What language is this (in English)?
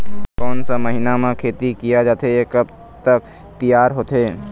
Chhattisgarhi